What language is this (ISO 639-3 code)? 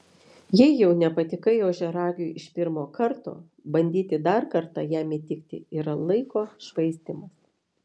lit